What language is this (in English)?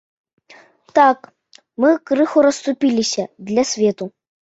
Belarusian